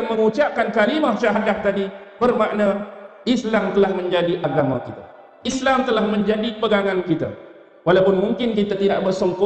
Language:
Malay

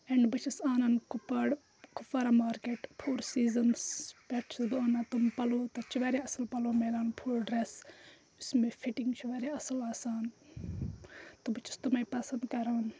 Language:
Kashmiri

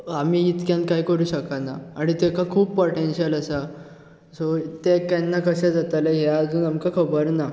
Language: Konkani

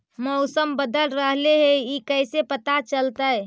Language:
Magahi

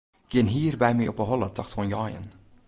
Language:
Western Frisian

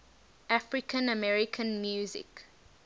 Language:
English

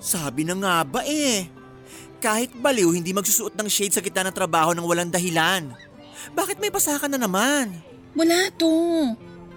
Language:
Filipino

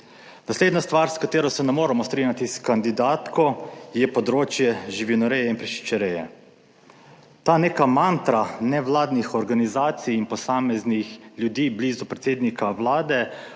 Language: Slovenian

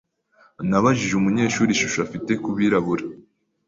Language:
Kinyarwanda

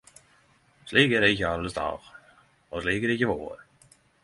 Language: Norwegian Nynorsk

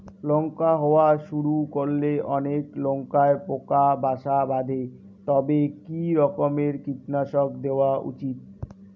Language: Bangla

